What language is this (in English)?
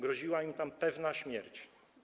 Polish